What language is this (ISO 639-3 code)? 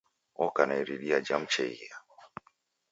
dav